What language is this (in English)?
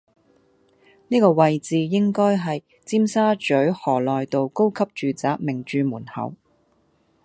Cantonese